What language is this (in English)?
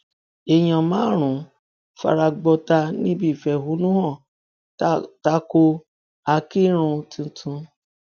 Yoruba